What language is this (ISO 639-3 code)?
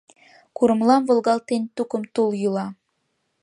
chm